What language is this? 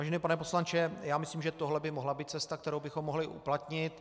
Czech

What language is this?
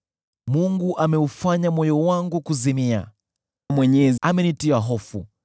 Swahili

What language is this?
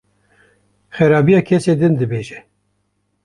Kurdish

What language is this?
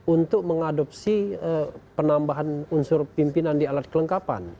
Indonesian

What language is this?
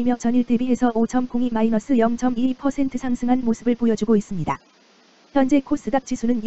Korean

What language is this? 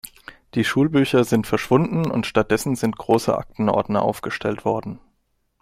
German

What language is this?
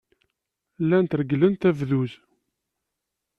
Kabyle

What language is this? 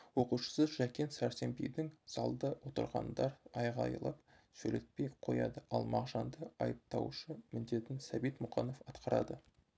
Kazakh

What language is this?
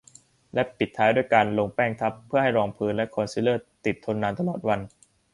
Thai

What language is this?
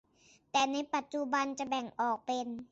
Thai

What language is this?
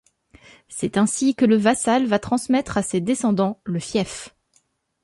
French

